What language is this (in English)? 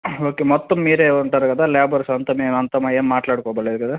Telugu